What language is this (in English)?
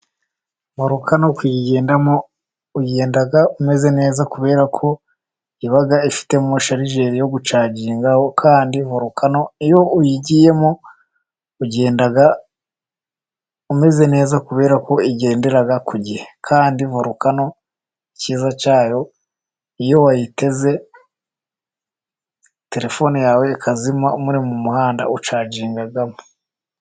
Kinyarwanda